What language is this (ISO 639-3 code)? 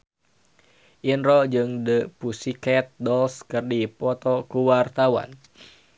sun